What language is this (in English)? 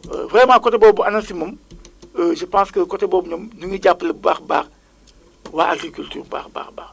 Wolof